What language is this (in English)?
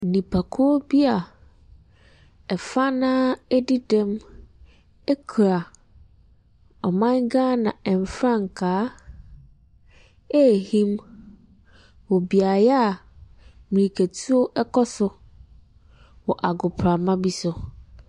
Akan